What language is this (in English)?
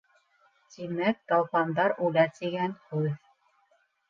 Bashkir